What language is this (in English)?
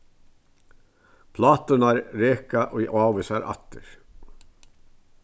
Faroese